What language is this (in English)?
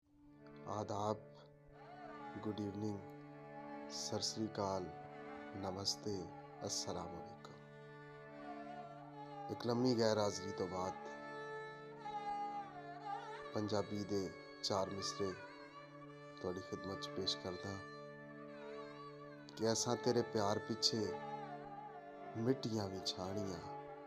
Punjabi